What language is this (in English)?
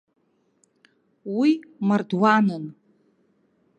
Abkhazian